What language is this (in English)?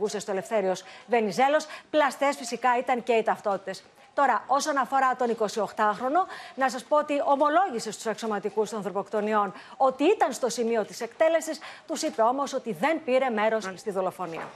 Greek